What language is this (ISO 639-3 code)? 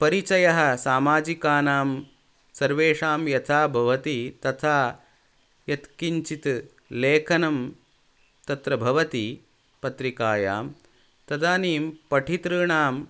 san